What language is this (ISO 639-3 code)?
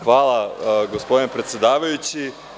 srp